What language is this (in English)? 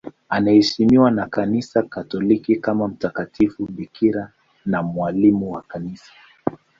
Swahili